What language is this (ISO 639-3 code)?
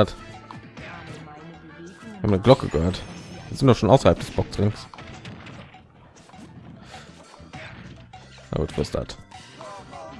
deu